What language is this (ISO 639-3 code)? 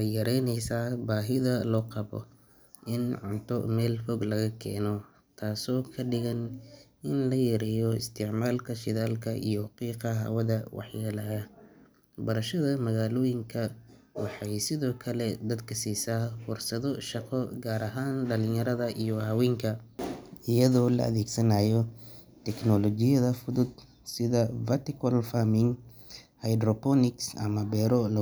som